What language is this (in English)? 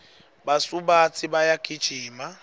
Swati